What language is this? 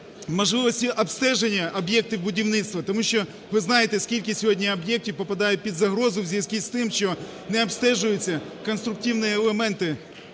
Ukrainian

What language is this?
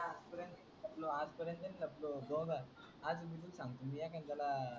Marathi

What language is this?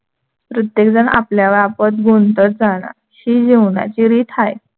Marathi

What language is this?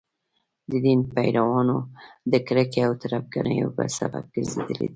Pashto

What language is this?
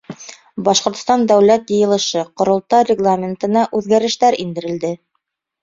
Bashkir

